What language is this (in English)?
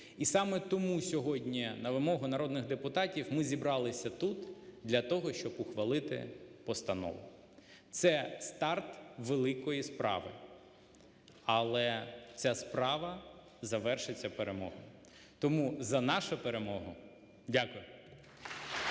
Ukrainian